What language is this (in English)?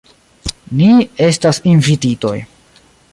Esperanto